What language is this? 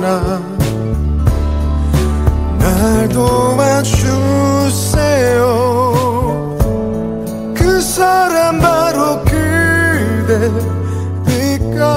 Korean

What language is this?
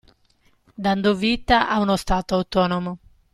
Italian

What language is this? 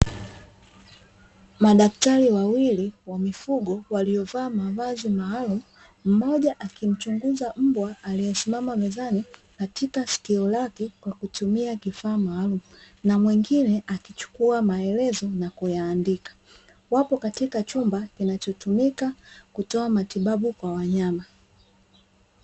Swahili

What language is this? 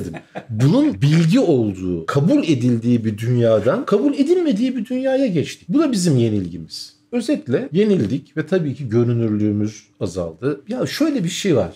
Turkish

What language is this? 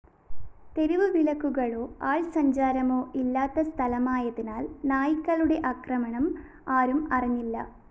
Malayalam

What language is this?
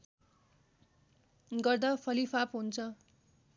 Nepali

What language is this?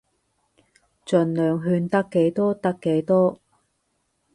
Cantonese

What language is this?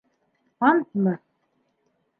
Bashkir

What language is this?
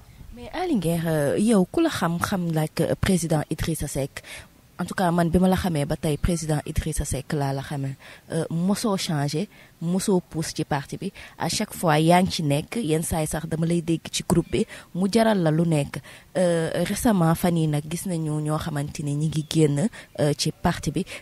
Indonesian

